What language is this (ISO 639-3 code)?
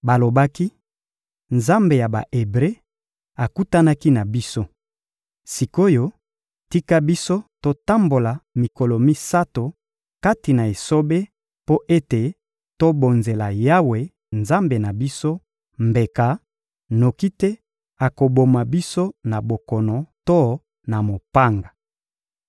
lin